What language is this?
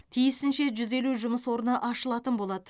Kazakh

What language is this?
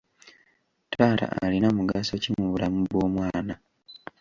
Ganda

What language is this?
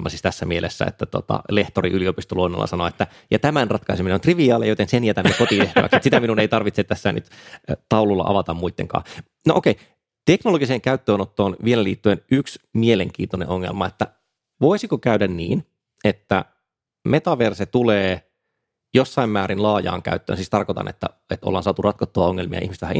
Finnish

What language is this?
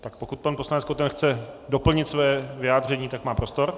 Czech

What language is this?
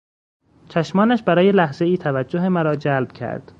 Persian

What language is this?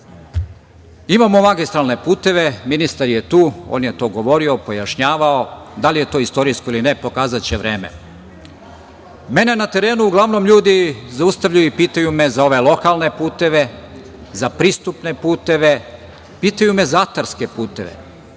Serbian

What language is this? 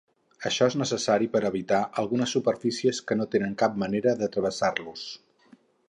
Catalan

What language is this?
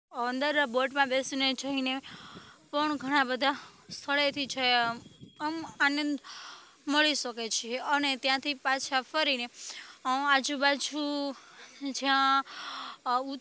Gujarati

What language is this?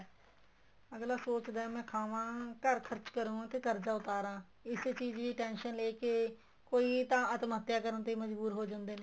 Punjabi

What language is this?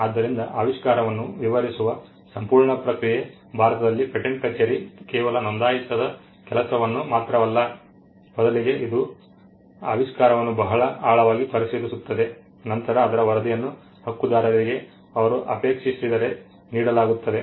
Kannada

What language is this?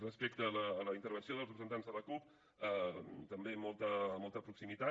Catalan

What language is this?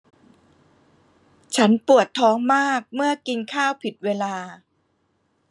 Thai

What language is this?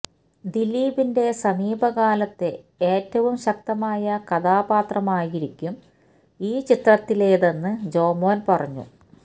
Malayalam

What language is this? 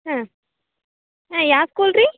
Kannada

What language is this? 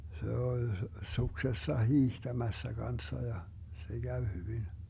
Finnish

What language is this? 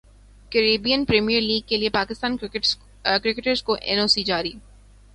Urdu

